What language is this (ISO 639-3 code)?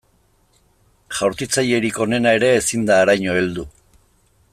eus